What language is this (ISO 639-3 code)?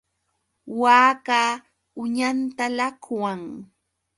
qux